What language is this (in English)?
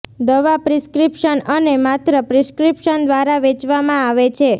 Gujarati